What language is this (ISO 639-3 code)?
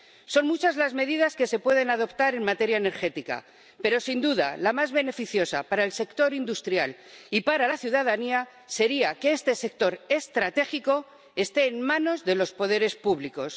spa